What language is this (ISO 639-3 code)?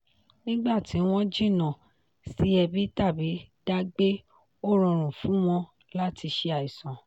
yor